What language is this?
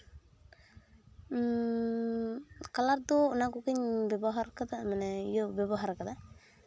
Santali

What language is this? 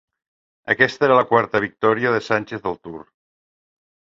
Catalan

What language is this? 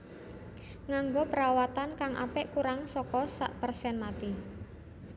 Javanese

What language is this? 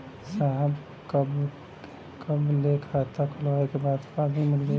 Bhojpuri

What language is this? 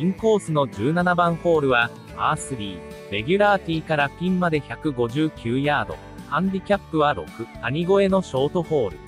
Japanese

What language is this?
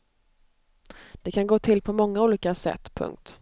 Swedish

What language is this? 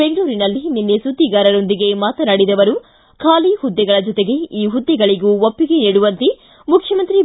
Kannada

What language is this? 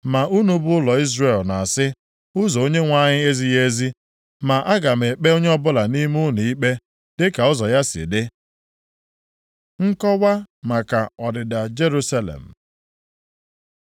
Igbo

